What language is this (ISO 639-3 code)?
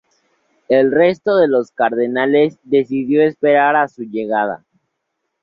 spa